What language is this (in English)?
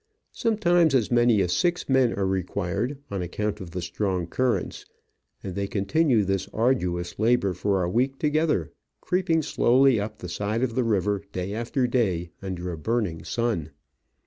English